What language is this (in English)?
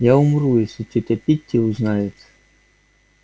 Russian